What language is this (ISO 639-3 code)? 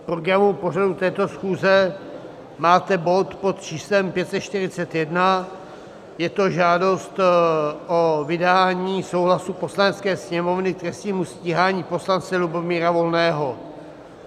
ces